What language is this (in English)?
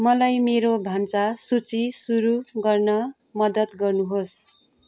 Nepali